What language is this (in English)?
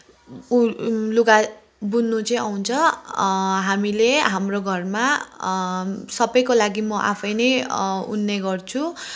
Nepali